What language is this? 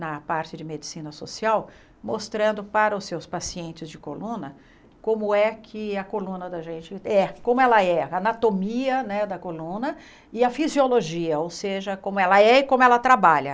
Portuguese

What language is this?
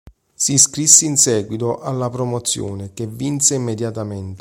Italian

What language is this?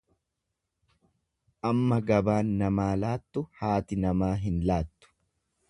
Oromo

